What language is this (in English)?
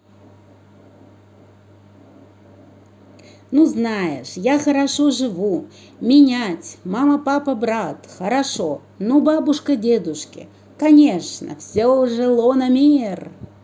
Russian